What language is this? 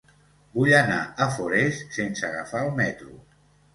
Catalan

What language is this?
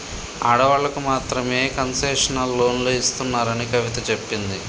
Telugu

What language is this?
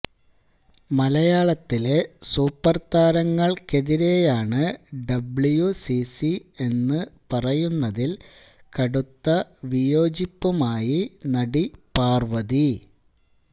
Malayalam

